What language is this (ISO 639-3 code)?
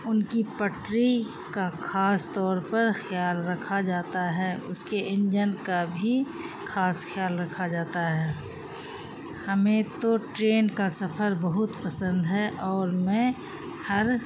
urd